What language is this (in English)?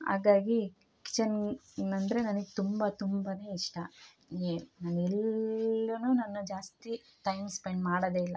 Kannada